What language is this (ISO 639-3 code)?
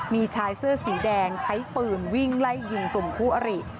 tha